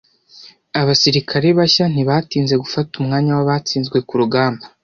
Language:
Kinyarwanda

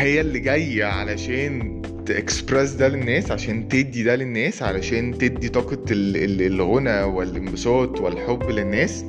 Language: Arabic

